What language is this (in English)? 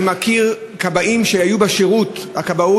Hebrew